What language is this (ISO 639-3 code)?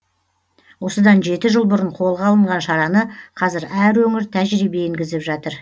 kaz